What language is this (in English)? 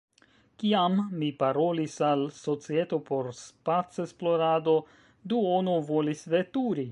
Esperanto